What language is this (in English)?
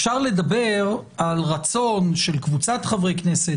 Hebrew